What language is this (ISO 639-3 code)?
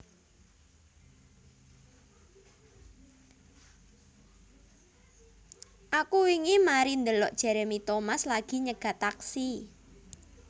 jav